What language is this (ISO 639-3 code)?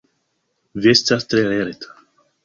epo